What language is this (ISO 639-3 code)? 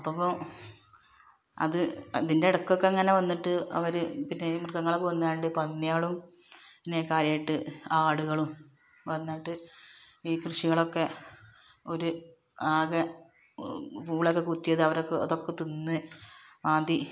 mal